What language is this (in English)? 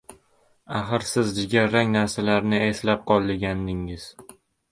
Uzbek